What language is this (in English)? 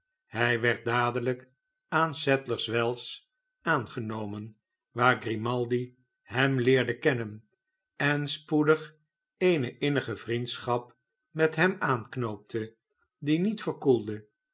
Dutch